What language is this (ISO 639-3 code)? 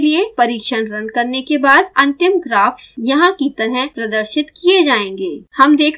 hin